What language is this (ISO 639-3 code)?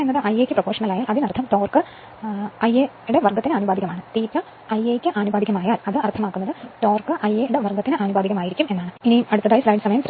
mal